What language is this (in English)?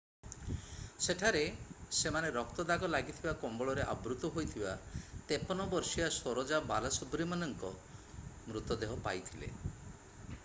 Odia